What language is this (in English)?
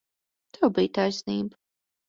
Latvian